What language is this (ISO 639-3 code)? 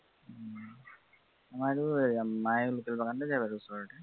asm